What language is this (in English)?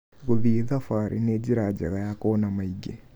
Kikuyu